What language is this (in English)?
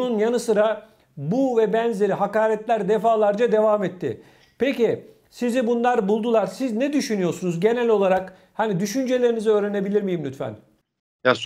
Turkish